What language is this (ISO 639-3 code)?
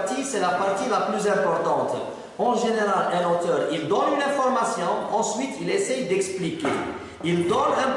fra